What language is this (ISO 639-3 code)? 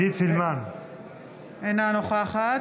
heb